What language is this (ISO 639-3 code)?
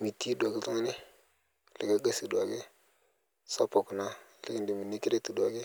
mas